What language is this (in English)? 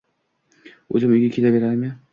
Uzbek